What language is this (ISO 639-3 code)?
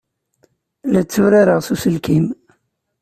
kab